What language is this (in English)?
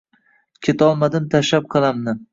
Uzbek